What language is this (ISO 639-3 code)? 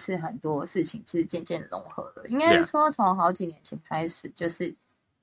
zho